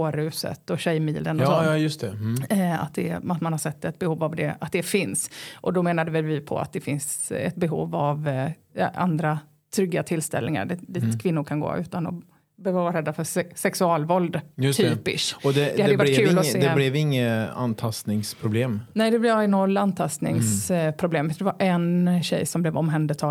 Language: Swedish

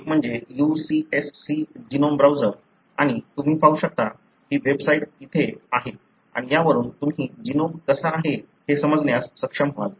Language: Marathi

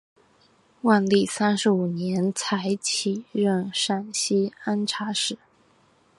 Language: Chinese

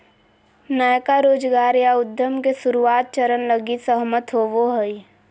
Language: Magahi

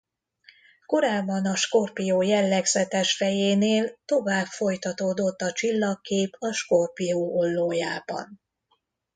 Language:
Hungarian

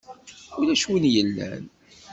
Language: Kabyle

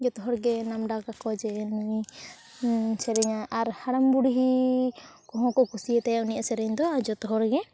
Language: Santali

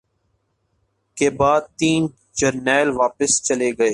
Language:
Urdu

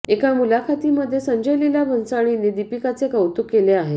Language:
Marathi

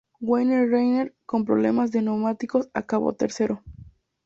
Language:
Spanish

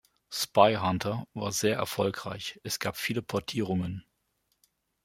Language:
German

